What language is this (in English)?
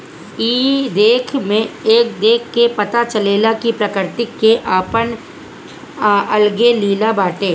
Bhojpuri